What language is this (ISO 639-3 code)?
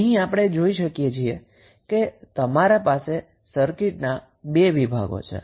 guj